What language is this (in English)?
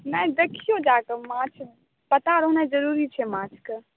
Maithili